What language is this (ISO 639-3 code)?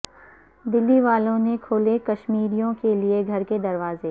urd